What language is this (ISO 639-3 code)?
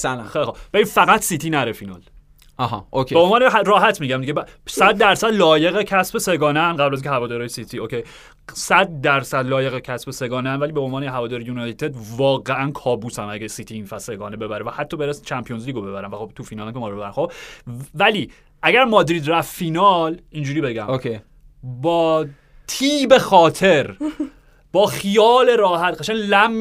fas